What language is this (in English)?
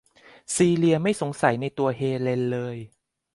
Thai